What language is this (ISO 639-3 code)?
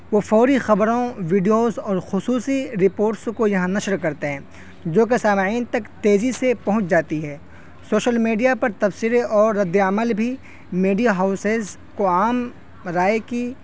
urd